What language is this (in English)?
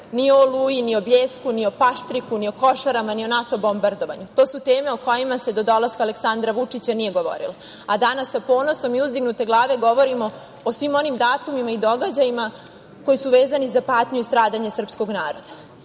Serbian